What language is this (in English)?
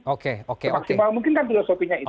Indonesian